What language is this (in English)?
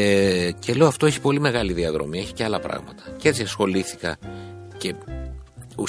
Greek